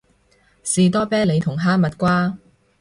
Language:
Cantonese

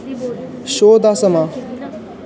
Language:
Dogri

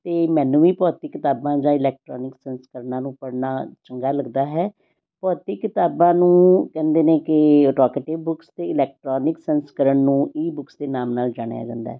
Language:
Punjabi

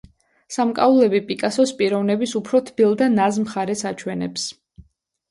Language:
Georgian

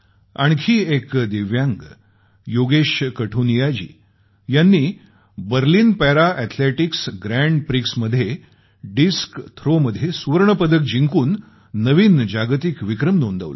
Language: Marathi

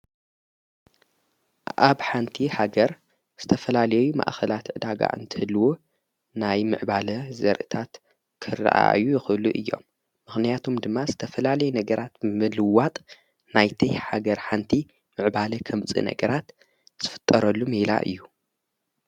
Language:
Tigrinya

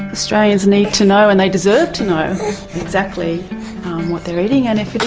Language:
English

